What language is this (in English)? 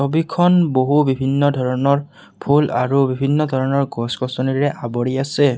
Assamese